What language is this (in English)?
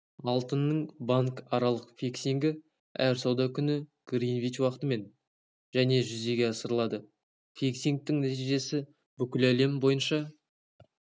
Kazakh